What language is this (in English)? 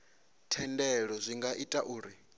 Venda